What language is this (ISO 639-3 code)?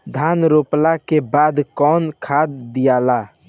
bho